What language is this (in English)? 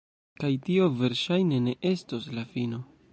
Esperanto